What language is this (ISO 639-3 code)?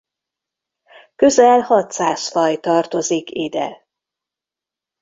hun